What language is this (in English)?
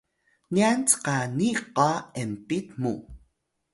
Atayal